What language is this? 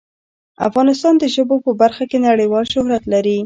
Pashto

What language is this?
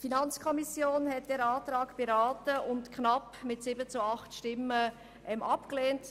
Swiss German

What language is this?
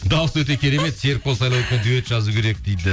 Kazakh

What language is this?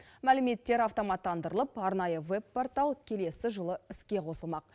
Kazakh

